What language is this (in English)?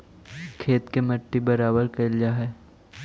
Magahi